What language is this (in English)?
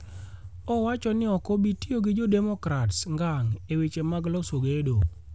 Luo (Kenya and Tanzania)